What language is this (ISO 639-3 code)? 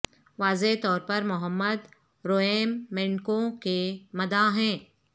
urd